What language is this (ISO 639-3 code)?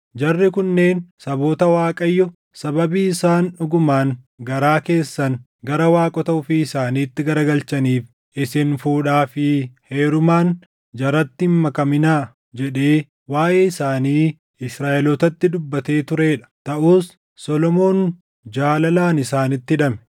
orm